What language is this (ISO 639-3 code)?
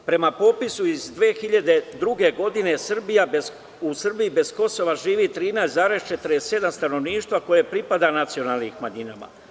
srp